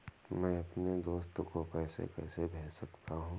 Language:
Hindi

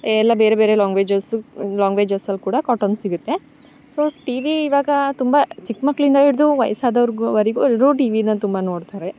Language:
Kannada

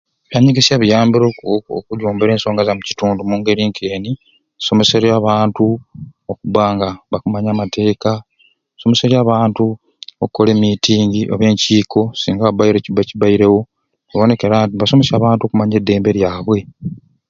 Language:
Ruuli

